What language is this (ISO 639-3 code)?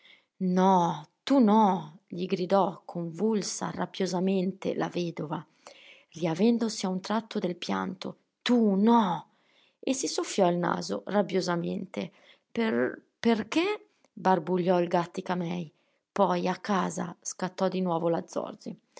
ita